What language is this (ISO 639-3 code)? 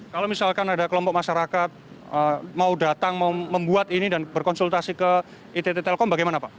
ind